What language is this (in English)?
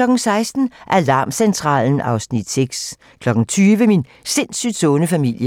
Danish